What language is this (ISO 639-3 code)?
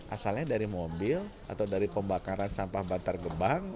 ind